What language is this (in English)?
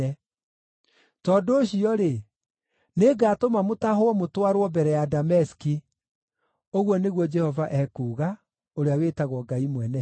Kikuyu